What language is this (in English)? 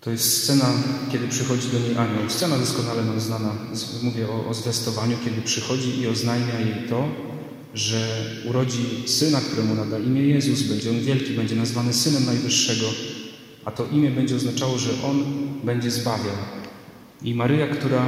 Polish